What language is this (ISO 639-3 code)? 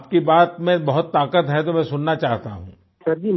hin